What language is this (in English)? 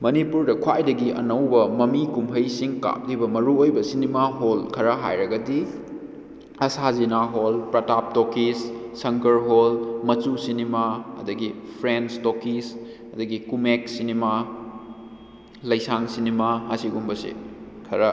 Manipuri